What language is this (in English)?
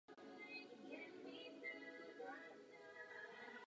Czech